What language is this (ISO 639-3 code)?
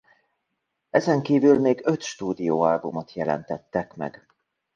hun